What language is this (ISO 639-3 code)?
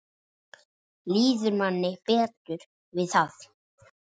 isl